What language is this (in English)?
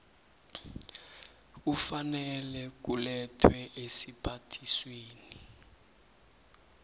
South Ndebele